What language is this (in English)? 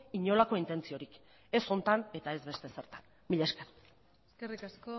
Basque